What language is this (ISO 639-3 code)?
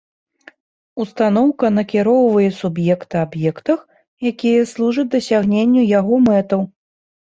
bel